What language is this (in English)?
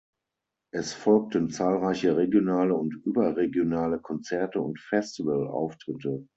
German